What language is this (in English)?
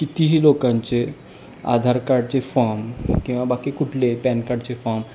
Marathi